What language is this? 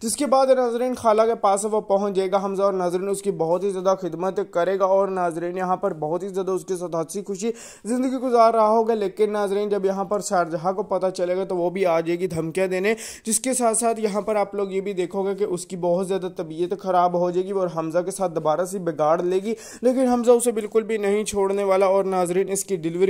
Hindi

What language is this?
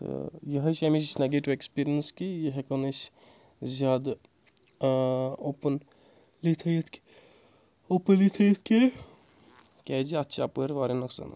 Kashmiri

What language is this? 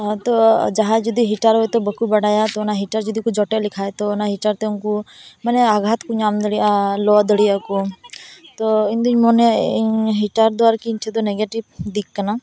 Santali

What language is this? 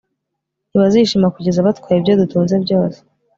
Kinyarwanda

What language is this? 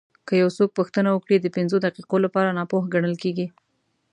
Pashto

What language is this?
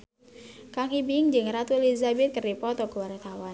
Sundanese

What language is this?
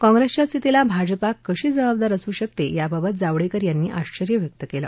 Marathi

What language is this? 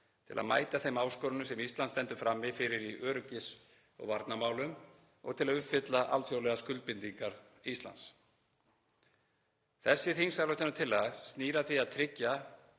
Icelandic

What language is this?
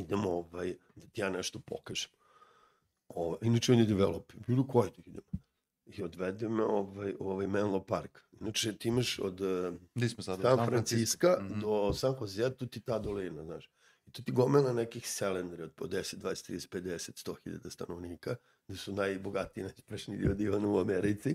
Croatian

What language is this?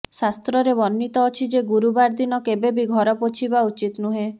Odia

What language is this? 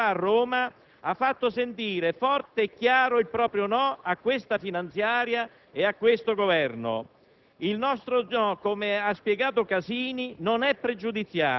Italian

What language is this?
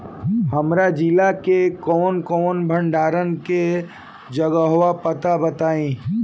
Bhojpuri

